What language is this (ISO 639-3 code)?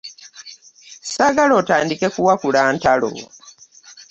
lug